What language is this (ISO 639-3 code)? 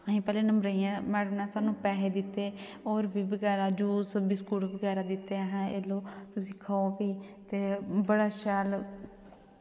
doi